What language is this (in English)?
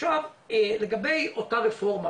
Hebrew